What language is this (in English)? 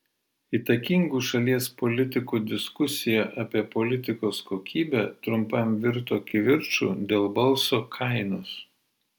Lithuanian